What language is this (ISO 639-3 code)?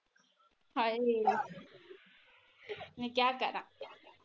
pan